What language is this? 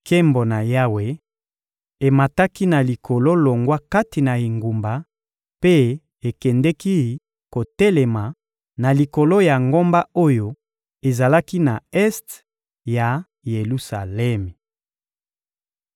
Lingala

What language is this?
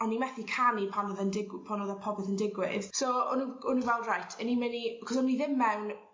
Welsh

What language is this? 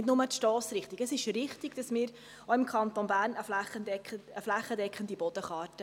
Swiss German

